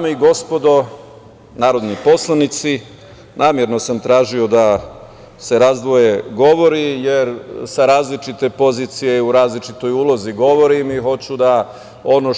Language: Serbian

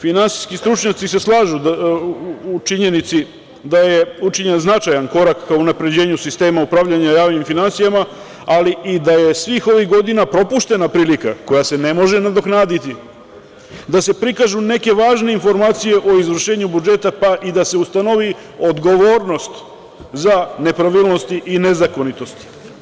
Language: Serbian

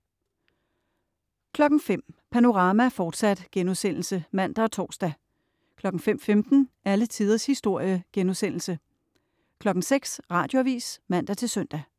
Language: Danish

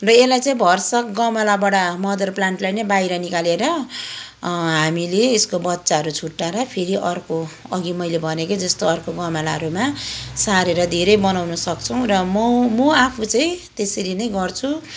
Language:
Nepali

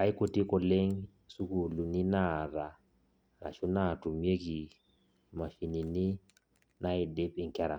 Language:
Masai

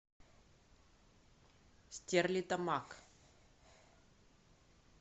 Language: Russian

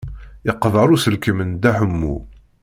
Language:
Kabyle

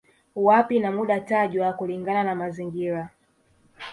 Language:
Swahili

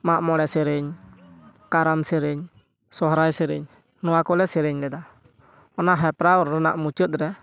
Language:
Santali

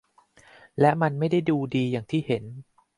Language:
Thai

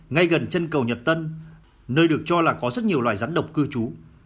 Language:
Vietnamese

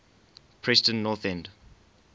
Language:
English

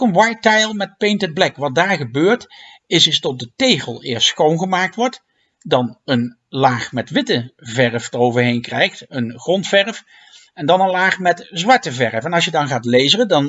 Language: Dutch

